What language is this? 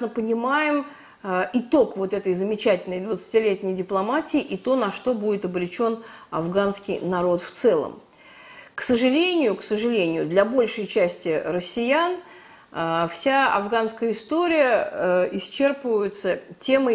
Russian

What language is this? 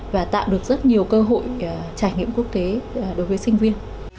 Vietnamese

